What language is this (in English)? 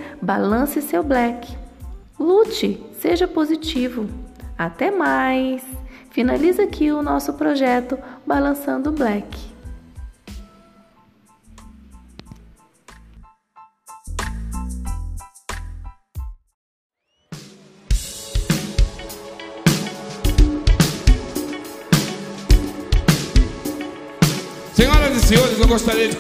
Portuguese